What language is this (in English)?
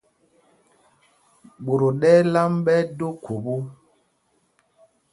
Mpumpong